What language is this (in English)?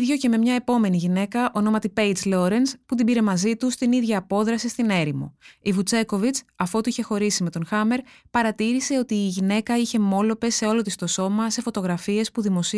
Greek